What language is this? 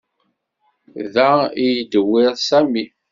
Kabyle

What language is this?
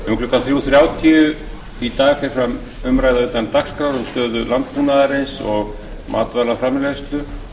Icelandic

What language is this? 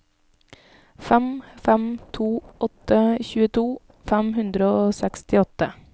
Norwegian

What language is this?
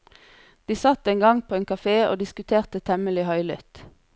Norwegian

